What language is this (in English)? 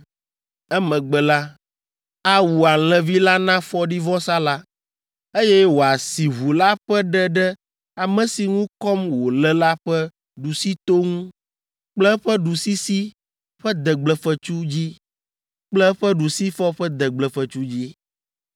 Ewe